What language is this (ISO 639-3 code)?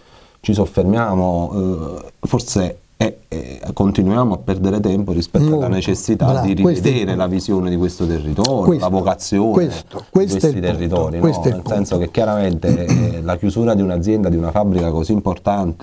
ita